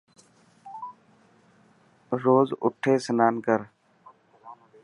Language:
Dhatki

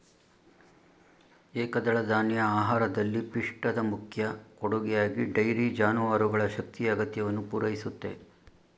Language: Kannada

